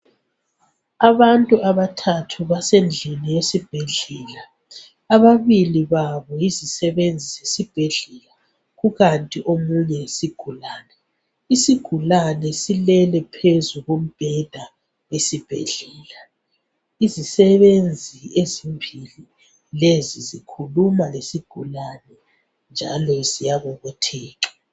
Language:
North Ndebele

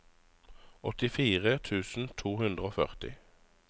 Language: Norwegian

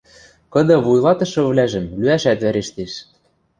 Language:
Western Mari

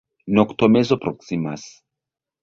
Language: Esperanto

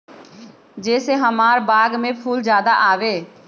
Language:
Magahi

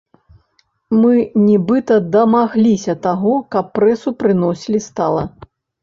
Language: Belarusian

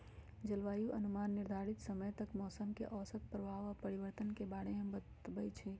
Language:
Magahi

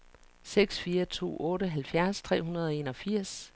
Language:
Danish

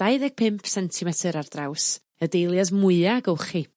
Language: Welsh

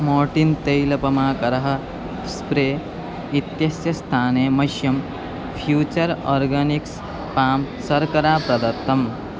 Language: Sanskrit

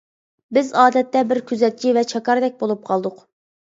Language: Uyghur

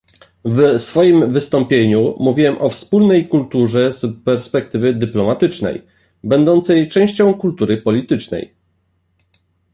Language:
Polish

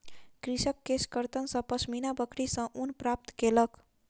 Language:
Maithili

